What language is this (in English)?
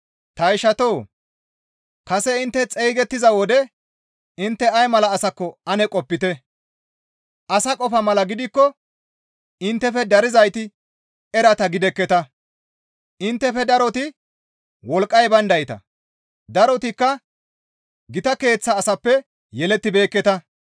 Gamo